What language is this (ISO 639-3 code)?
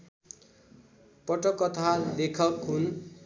nep